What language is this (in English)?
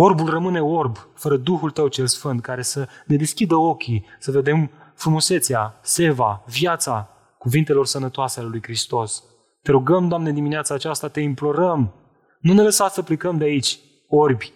Romanian